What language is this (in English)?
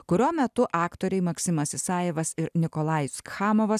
Lithuanian